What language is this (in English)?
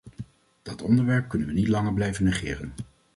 Dutch